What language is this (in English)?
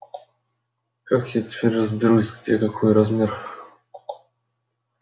Russian